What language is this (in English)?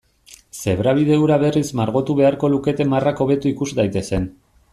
Basque